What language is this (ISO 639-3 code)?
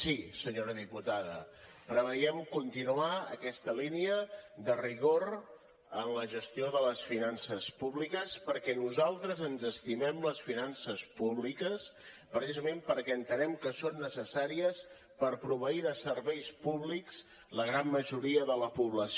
cat